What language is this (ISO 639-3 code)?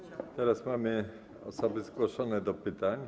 pol